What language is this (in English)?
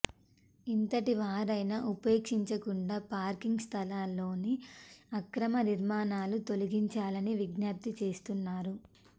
Telugu